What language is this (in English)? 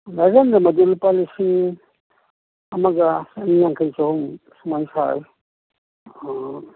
Manipuri